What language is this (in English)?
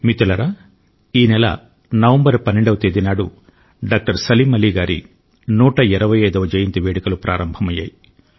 Telugu